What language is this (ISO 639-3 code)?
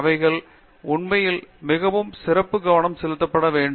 tam